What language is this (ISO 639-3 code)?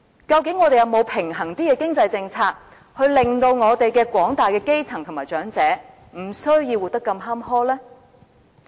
yue